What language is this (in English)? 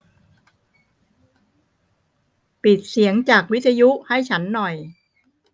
Thai